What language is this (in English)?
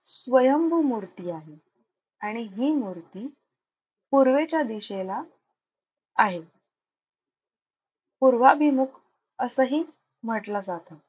Marathi